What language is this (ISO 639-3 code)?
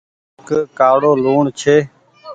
gig